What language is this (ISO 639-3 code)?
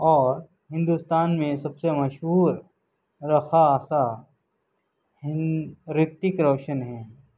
urd